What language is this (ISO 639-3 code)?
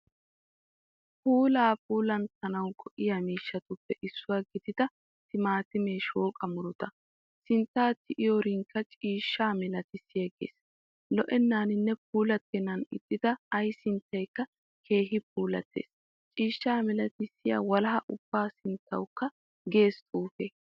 wal